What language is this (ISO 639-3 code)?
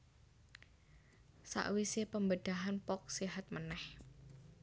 jav